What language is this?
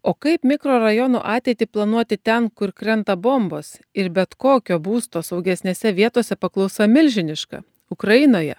Lithuanian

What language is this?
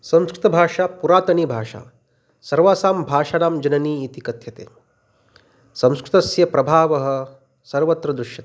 Sanskrit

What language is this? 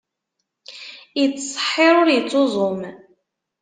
Kabyle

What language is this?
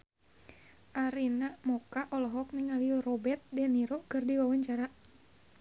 Sundanese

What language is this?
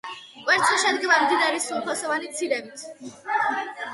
Georgian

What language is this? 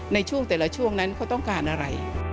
Thai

